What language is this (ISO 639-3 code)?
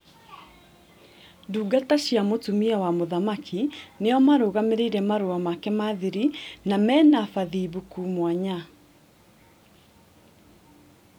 kik